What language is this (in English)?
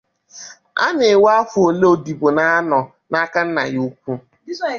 Igbo